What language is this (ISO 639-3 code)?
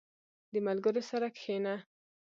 pus